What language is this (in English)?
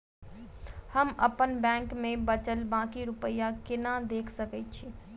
Maithili